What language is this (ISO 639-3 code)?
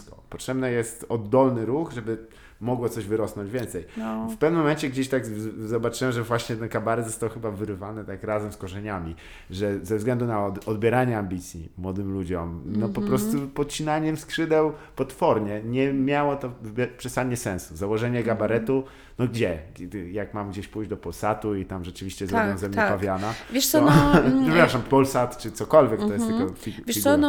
pol